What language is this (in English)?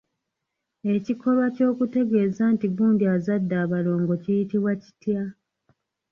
Ganda